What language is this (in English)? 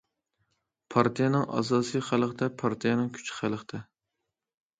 Uyghur